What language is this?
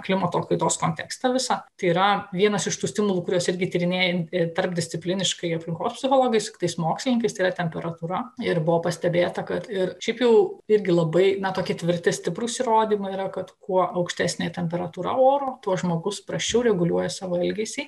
Lithuanian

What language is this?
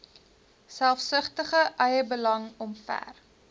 Afrikaans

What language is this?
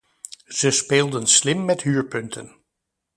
Dutch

